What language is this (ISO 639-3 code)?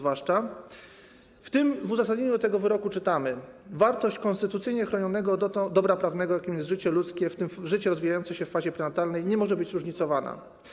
pol